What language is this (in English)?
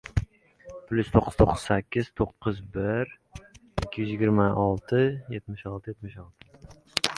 Uzbek